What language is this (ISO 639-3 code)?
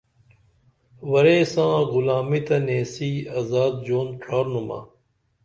dml